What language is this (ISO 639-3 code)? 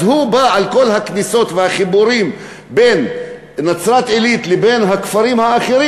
heb